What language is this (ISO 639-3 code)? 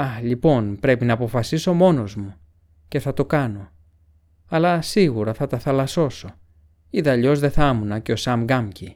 ell